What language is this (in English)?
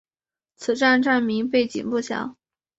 Chinese